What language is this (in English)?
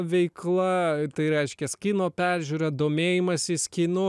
Lithuanian